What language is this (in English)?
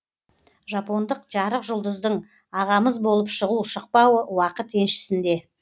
Kazakh